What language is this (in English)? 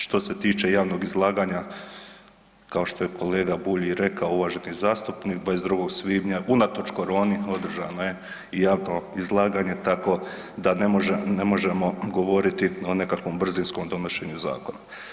Croatian